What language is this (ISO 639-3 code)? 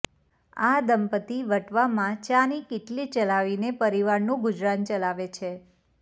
guj